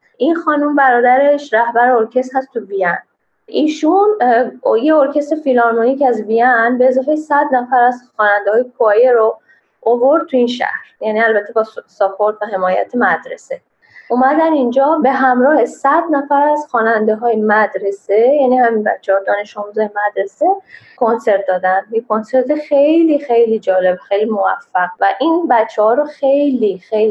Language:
Persian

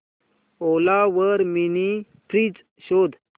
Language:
Marathi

